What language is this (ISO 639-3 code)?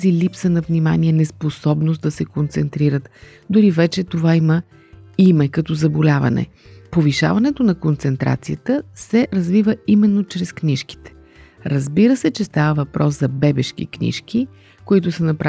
bul